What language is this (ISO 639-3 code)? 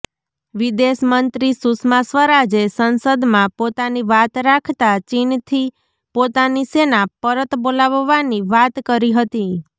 guj